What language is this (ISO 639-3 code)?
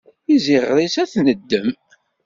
kab